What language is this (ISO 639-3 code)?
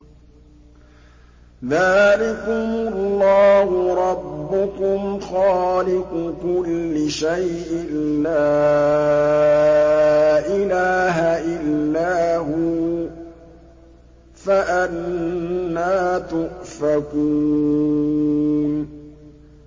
ara